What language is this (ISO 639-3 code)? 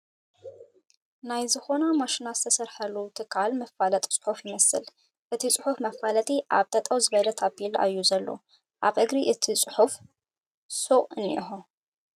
tir